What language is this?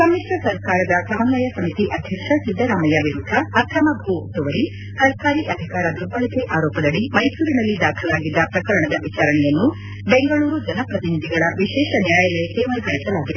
Kannada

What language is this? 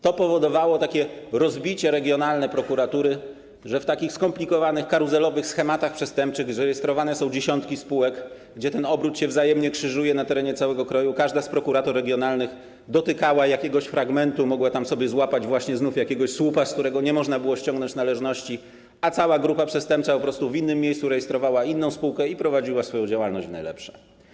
Polish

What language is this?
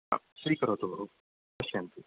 Sanskrit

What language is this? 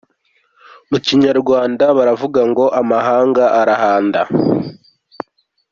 Kinyarwanda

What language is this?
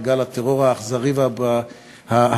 Hebrew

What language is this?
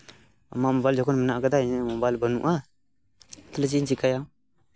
Santali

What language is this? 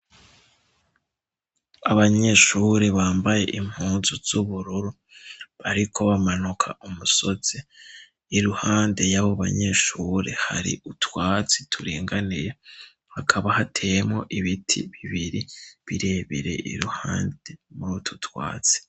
Rundi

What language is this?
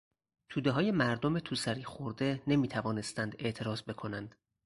Persian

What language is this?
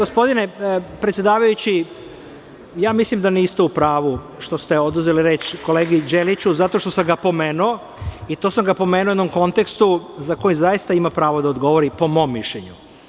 Serbian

